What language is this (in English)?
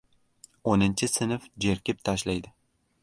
Uzbek